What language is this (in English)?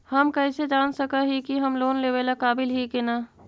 Magahi